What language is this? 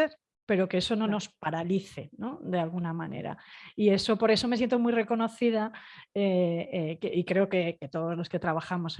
Spanish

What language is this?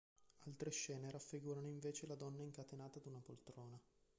Italian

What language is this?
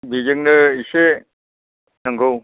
Bodo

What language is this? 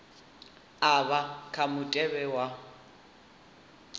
Venda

